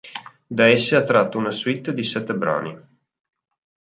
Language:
Italian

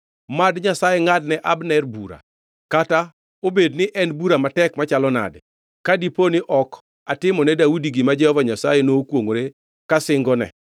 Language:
Luo (Kenya and Tanzania)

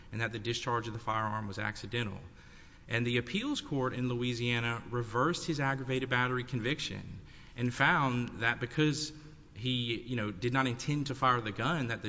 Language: English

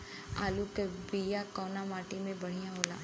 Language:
Bhojpuri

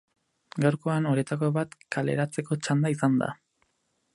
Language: Basque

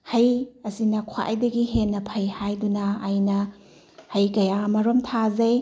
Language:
Manipuri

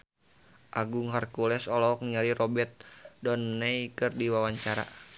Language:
Sundanese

